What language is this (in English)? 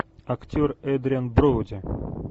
Russian